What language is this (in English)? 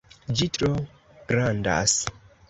Esperanto